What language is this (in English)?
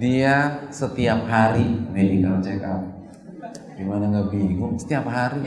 Indonesian